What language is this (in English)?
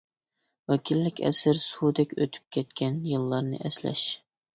Uyghur